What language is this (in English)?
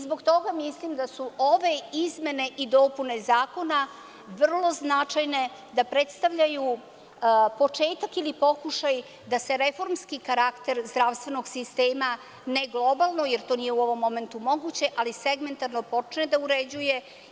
Serbian